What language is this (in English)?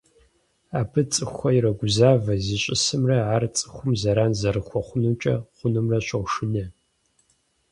Kabardian